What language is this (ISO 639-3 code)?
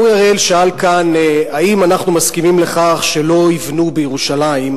heb